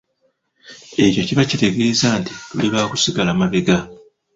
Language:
Ganda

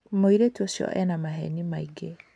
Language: Kikuyu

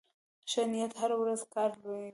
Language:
Pashto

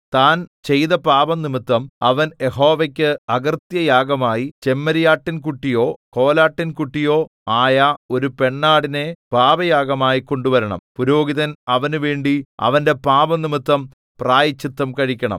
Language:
Malayalam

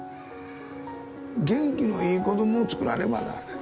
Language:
Japanese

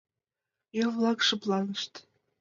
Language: Mari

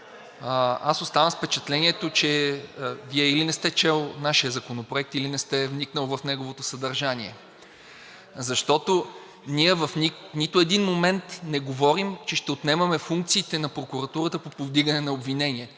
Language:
Bulgarian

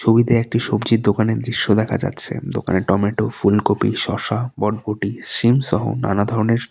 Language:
Bangla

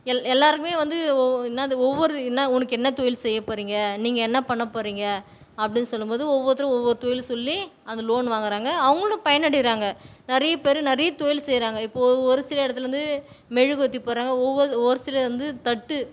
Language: Tamil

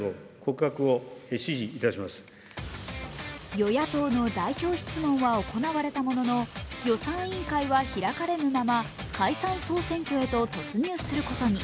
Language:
Japanese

